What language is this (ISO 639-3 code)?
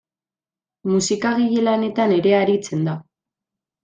eus